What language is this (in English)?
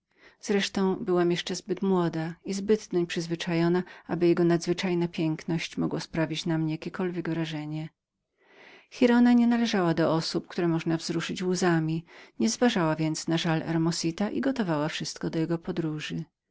Polish